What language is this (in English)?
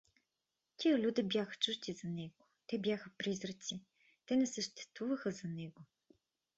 Bulgarian